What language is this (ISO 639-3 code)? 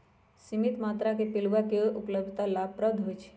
mag